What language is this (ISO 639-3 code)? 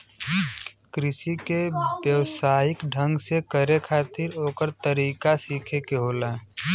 bho